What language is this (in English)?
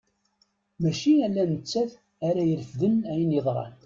Kabyle